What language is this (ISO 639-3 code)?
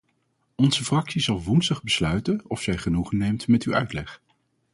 nld